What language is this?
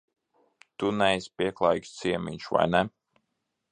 Latvian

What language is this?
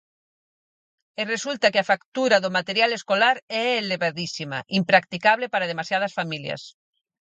Galician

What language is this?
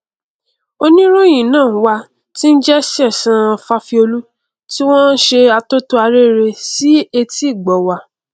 Yoruba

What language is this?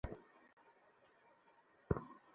Bangla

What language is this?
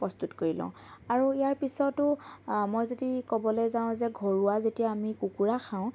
Assamese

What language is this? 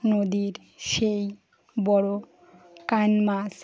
Bangla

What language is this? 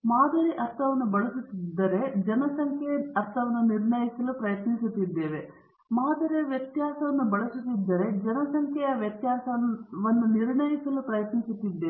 Kannada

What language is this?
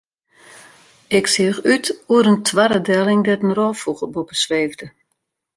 Western Frisian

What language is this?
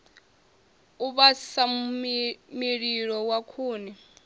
Venda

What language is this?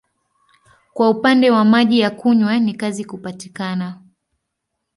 Swahili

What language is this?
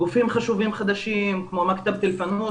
Hebrew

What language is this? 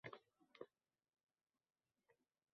Uzbek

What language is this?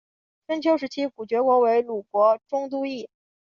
Chinese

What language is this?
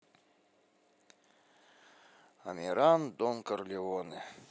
Russian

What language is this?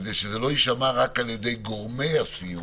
Hebrew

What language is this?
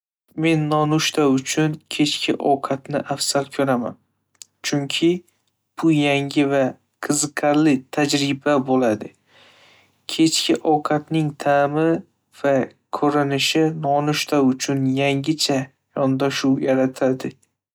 Uzbek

